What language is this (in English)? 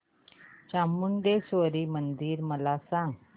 Marathi